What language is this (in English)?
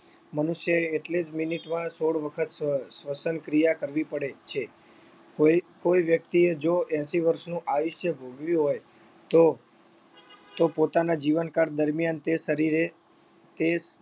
Gujarati